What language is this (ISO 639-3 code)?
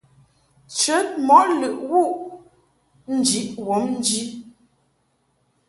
mhk